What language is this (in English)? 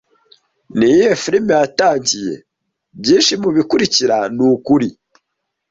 Kinyarwanda